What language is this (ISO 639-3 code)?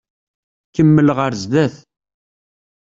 kab